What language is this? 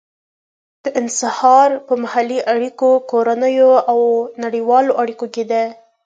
Pashto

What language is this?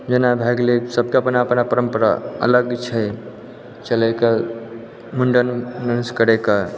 Maithili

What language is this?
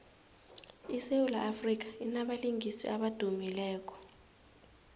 South Ndebele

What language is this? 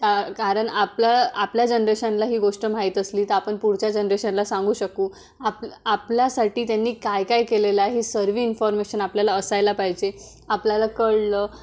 Marathi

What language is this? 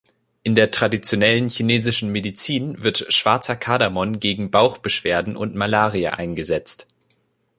German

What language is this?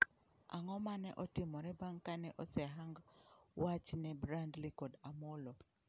Luo (Kenya and Tanzania)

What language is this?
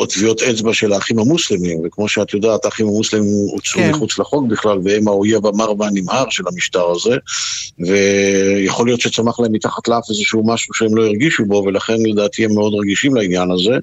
Hebrew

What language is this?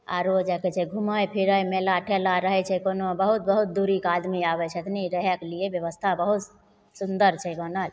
Maithili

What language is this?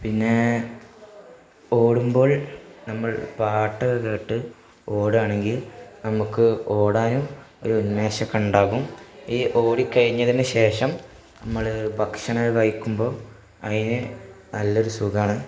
Malayalam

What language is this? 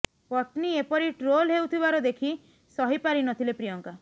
Odia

